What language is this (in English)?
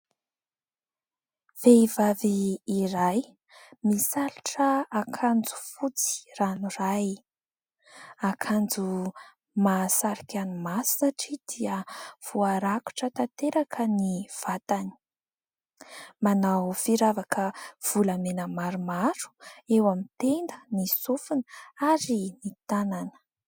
Malagasy